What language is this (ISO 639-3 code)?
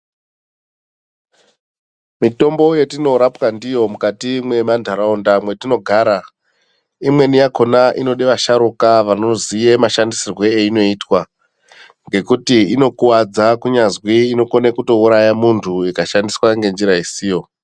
ndc